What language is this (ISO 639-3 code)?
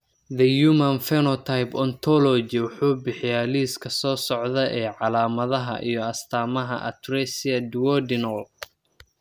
som